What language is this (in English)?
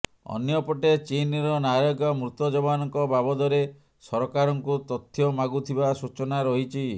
Odia